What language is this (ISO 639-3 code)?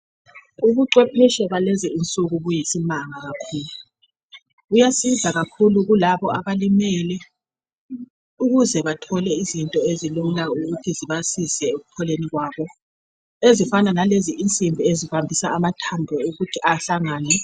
nde